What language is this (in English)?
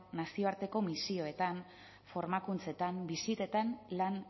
Basque